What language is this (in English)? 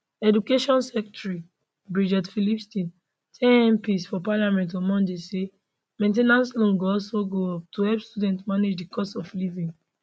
Nigerian Pidgin